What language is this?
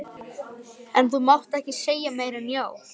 Icelandic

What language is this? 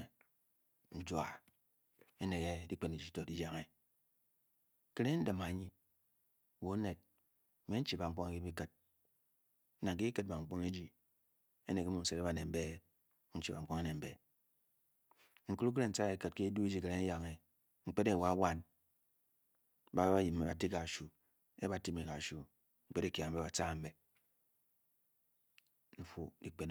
Bokyi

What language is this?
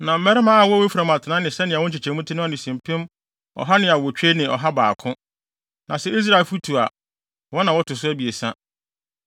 Akan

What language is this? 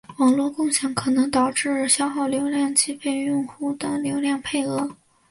Chinese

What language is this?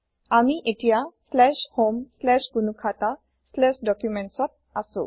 Assamese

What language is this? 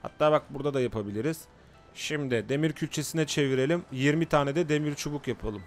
Turkish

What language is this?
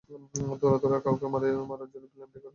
Bangla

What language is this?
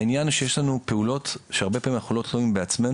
Hebrew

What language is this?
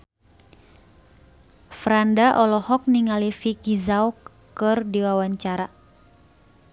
Sundanese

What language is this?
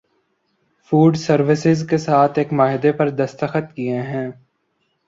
Urdu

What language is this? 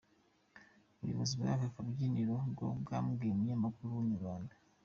Kinyarwanda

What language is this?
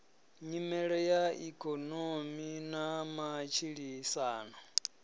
Venda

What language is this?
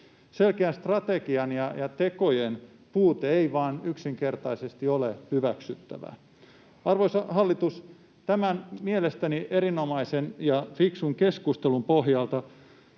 Finnish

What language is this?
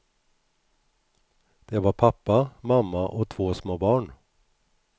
Swedish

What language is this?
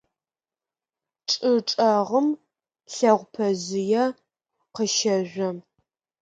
Adyghe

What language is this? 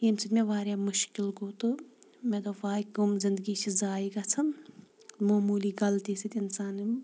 Kashmiri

